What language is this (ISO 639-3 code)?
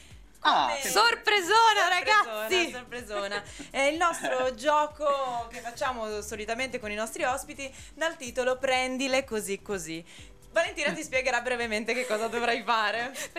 ita